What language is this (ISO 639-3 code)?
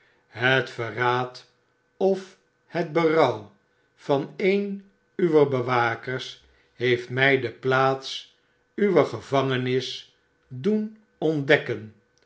nld